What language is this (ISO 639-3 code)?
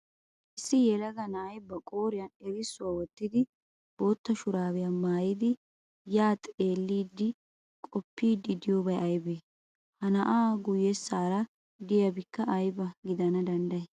wal